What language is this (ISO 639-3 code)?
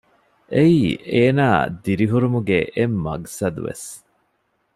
div